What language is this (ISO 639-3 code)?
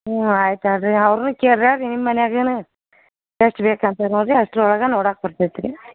kan